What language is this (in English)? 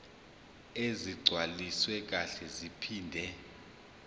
Zulu